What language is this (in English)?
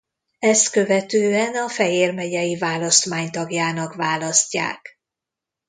Hungarian